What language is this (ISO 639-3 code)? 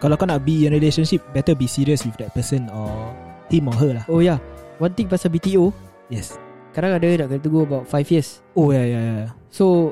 msa